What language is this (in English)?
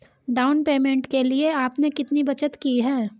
Hindi